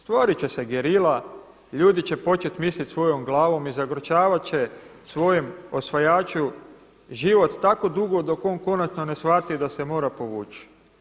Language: Croatian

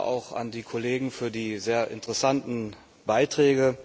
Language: German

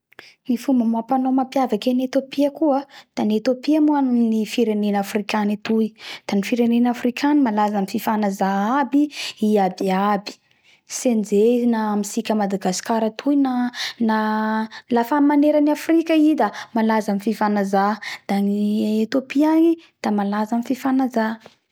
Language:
Bara Malagasy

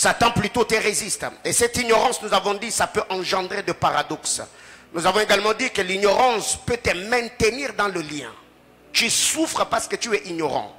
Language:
French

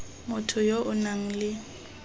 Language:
Tswana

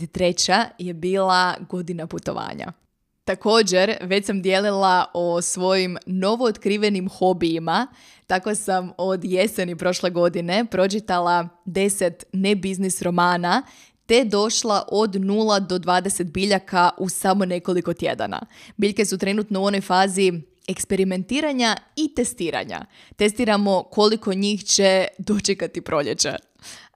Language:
Croatian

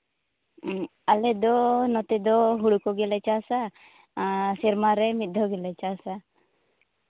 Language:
Santali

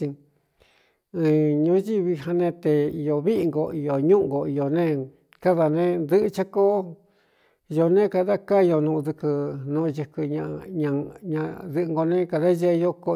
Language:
Cuyamecalco Mixtec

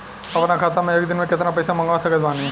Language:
Bhojpuri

